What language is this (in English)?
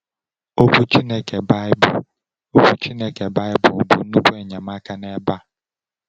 Igbo